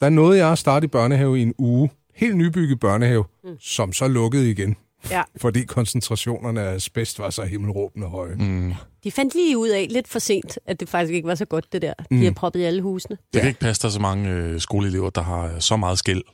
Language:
Danish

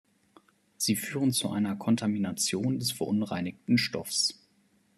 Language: German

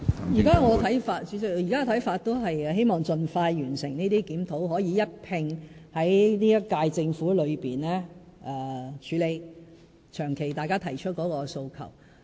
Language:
Cantonese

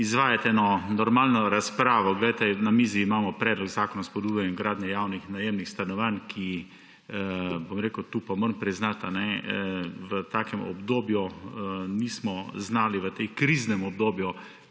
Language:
Slovenian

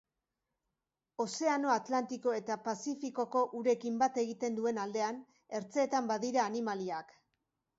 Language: Basque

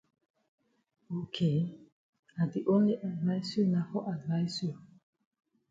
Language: Cameroon Pidgin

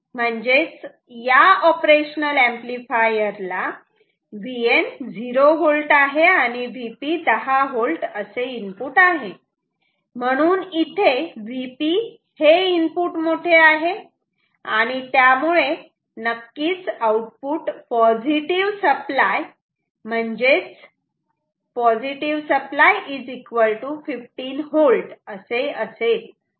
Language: Marathi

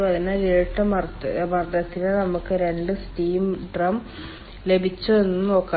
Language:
Malayalam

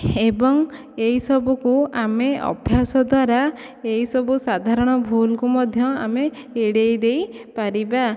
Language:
Odia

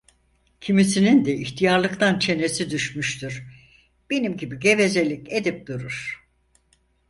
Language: Turkish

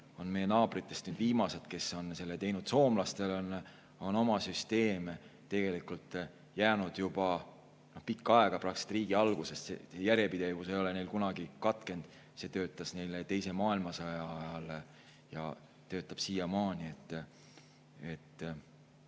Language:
Estonian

